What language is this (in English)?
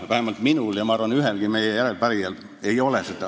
Estonian